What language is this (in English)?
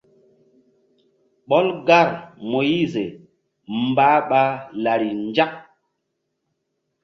Mbum